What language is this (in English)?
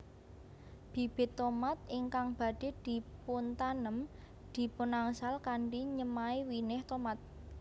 Javanese